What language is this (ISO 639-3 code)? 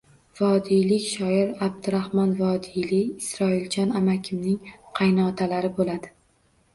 uzb